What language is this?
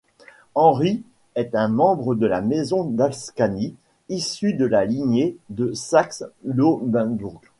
French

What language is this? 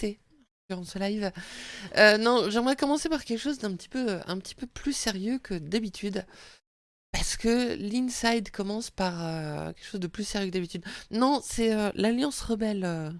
French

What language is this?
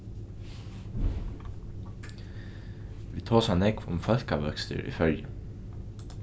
Faroese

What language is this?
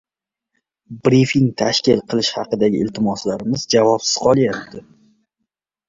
Uzbek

